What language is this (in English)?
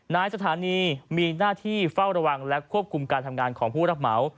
Thai